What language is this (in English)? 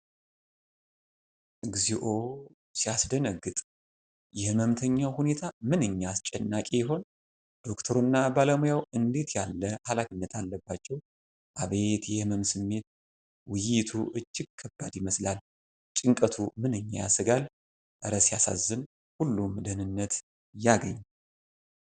Amharic